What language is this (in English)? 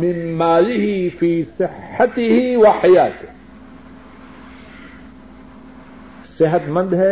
Urdu